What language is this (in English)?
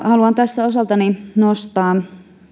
Finnish